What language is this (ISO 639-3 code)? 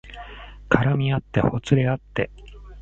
jpn